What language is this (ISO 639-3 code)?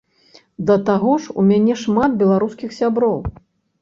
bel